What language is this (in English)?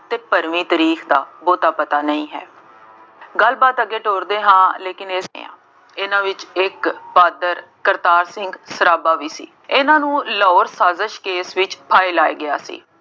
Punjabi